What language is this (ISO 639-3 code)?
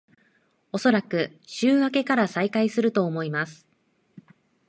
jpn